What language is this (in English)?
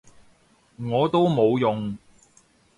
Cantonese